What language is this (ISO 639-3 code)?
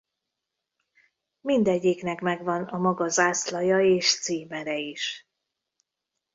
hun